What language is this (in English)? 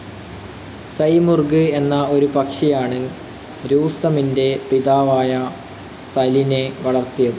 Malayalam